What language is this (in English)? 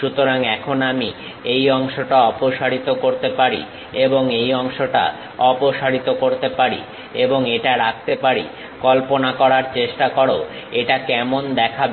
Bangla